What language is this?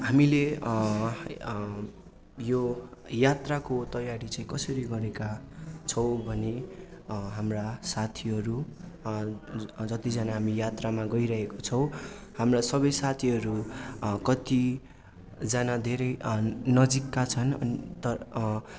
Nepali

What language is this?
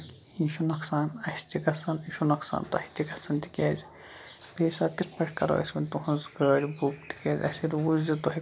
Kashmiri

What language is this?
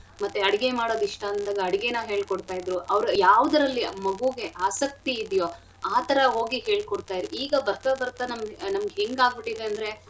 Kannada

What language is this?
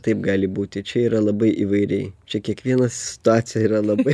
Lithuanian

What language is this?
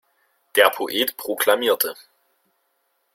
German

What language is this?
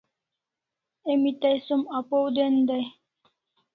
Kalasha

